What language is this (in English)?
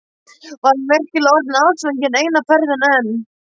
Icelandic